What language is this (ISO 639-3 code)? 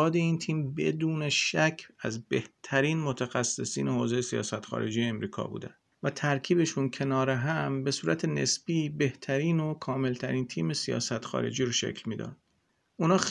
fas